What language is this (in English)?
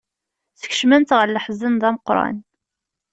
Kabyle